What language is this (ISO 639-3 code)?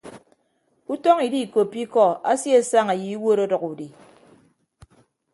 ibb